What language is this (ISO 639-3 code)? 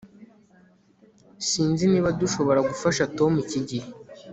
kin